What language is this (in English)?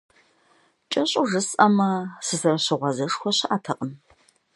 Kabardian